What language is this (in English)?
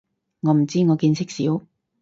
Cantonese